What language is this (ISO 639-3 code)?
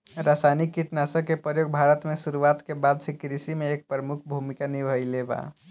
bho